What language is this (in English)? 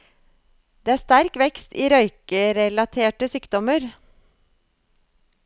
Norwegian